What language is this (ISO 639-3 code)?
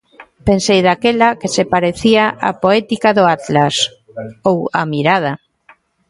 glg